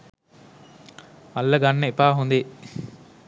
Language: Sinhala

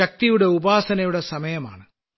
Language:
Malayalam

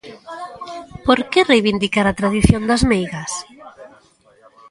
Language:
Galician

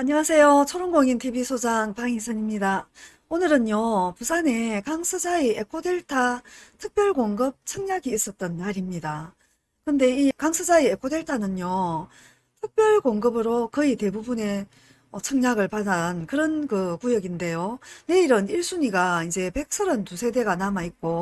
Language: Korean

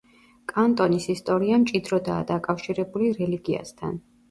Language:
Georgian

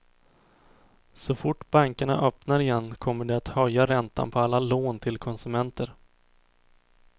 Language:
Swedish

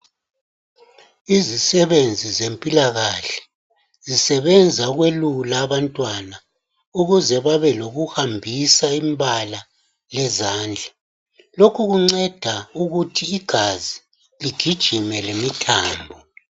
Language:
North Ndebele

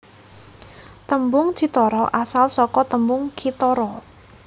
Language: Javanese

